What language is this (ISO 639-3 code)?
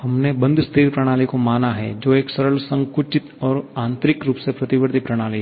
hin